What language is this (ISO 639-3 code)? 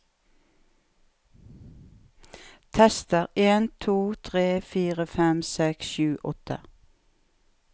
nor